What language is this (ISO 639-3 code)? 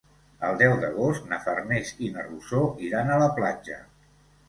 cat